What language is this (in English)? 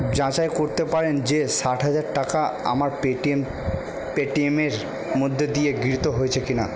Bangla